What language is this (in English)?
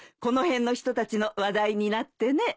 Japanese